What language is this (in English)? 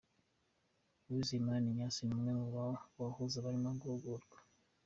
Kinyarwanda